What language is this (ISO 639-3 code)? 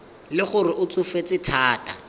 tsn